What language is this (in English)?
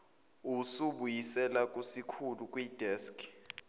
Zulu